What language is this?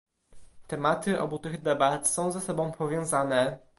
Polish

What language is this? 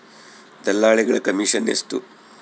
Kannada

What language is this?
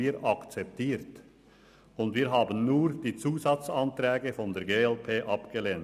Swiss German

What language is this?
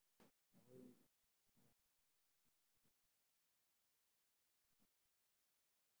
Somali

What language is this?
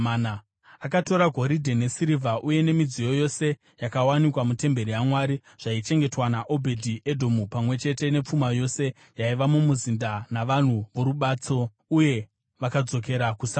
Shona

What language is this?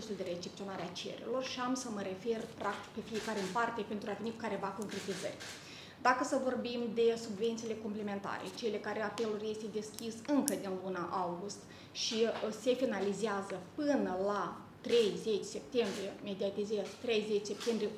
Romanian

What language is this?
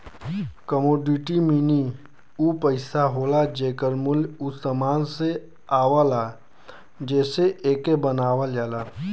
Bhojpuri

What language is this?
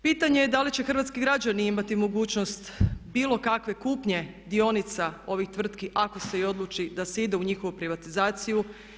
Croatian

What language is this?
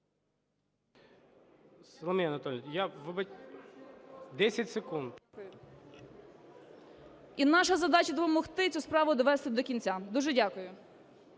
Ukrainian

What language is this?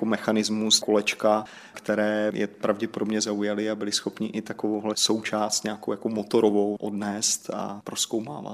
Czech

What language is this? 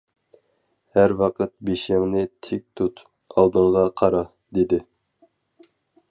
Uyghur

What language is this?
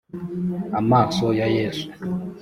Kinyarwanda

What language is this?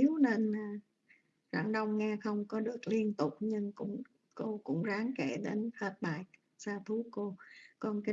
Vietnamese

